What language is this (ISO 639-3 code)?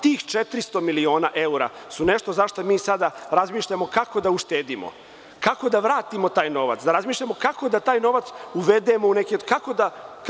srp